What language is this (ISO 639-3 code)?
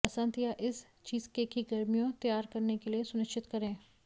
hin